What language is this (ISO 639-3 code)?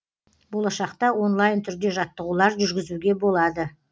kaz